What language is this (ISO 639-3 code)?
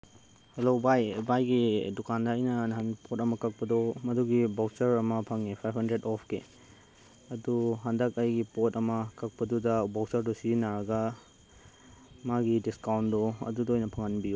mni